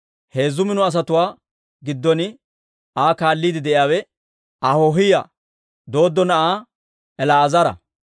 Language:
Dawro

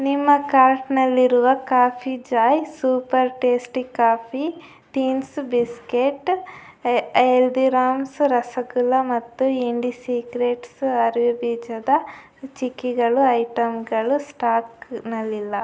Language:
Kannada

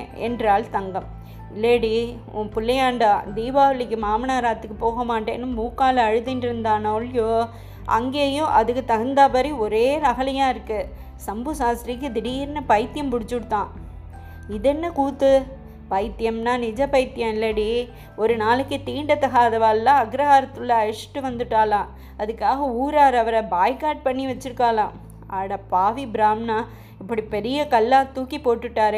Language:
Tamil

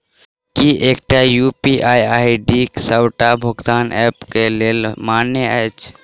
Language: Maithili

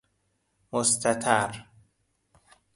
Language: Persian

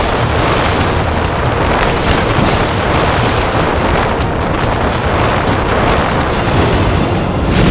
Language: Indonesian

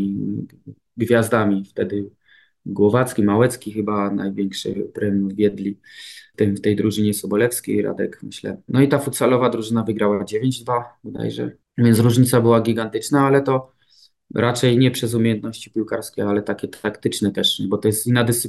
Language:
Polish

